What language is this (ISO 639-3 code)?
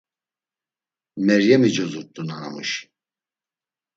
lzz